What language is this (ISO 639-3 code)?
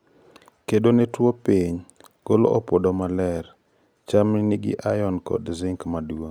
luo